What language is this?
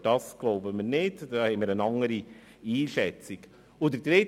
Swiss German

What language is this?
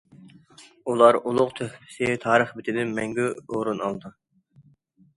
Uyghur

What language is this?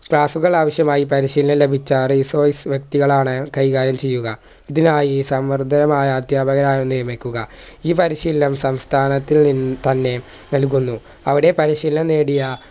Malayalam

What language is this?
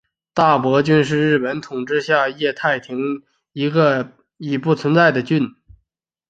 Chinese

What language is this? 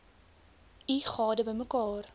Afrikaans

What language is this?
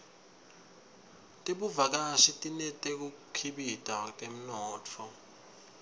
Swati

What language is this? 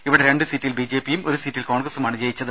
Malayalam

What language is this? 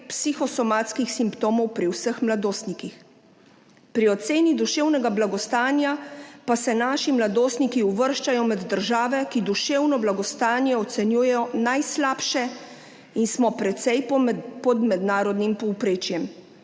Slovenian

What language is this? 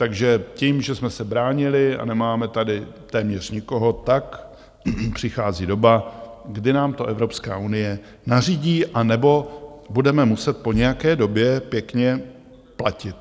Czech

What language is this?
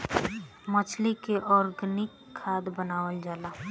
Bhojpuri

